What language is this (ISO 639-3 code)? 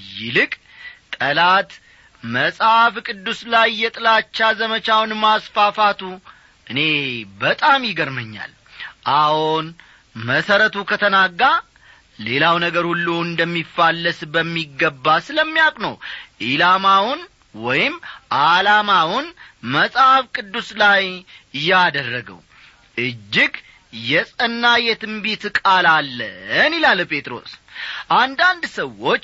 amh